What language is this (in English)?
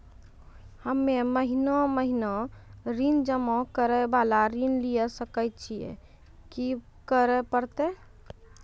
Maithili